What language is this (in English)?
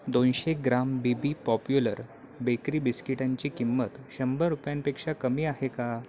Marathi